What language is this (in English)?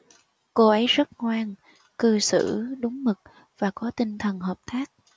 Vietnamese